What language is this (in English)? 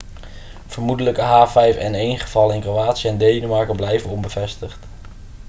Dutch